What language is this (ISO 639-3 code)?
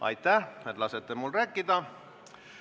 est